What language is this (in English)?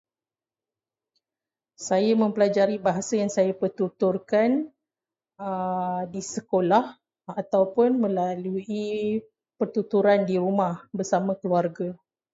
Malay